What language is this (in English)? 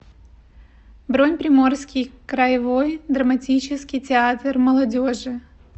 Russian